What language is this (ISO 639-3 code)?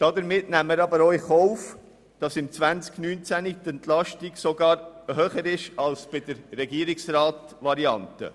gsw